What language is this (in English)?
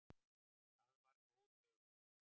Icelandic